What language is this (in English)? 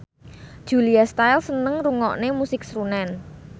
Javanese